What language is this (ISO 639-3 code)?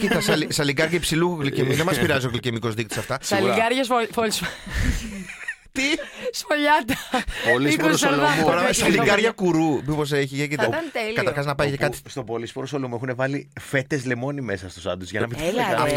ell